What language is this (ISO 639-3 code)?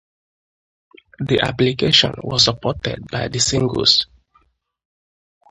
ibo